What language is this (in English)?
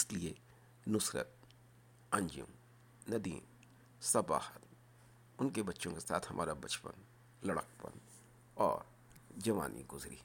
Urdu